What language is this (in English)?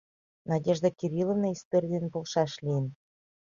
Mari